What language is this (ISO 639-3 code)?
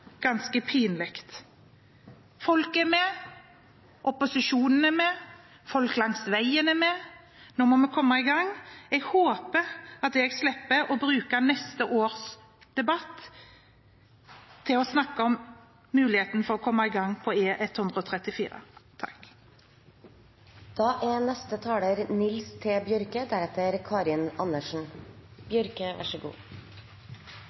nob